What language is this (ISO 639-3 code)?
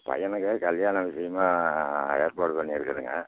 tam